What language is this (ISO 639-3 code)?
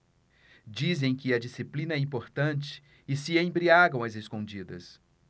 por